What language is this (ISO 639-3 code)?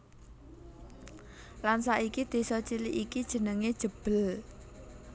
jav